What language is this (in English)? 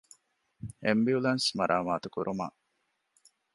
Divehi